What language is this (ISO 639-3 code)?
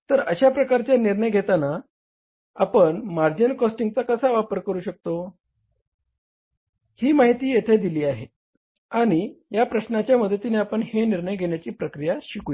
mar